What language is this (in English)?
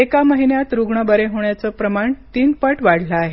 Marathi